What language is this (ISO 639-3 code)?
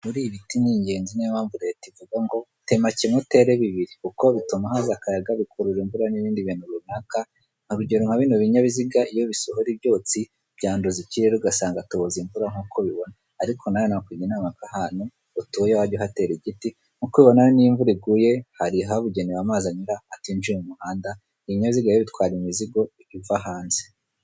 kin